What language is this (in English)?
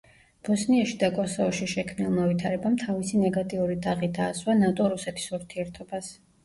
Georgian